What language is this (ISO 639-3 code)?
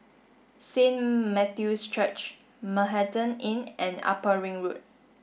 eng